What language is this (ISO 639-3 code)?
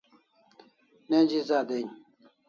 kls